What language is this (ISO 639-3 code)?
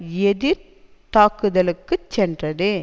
tam